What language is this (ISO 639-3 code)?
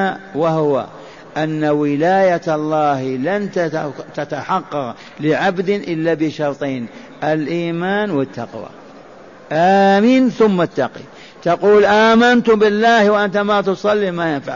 ara